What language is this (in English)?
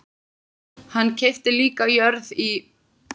Icelandic